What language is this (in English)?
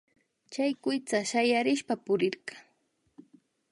Imbabura Highland Quichua